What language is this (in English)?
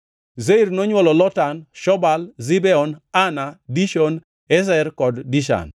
Luo (Kenya and Tanzania)